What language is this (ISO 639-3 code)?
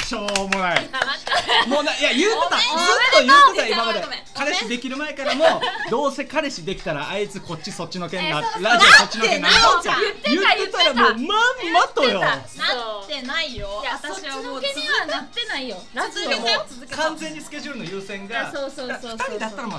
jpn